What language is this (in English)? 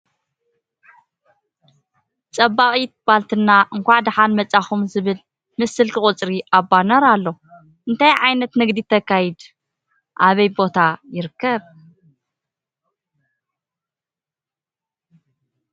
Tigrinya